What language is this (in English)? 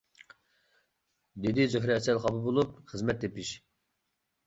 Uyghur